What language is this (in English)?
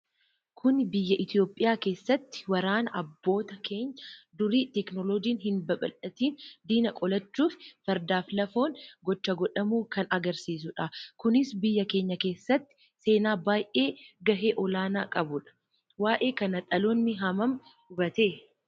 Oromo